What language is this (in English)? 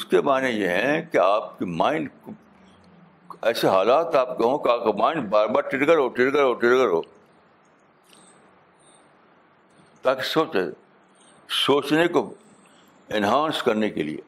Urdu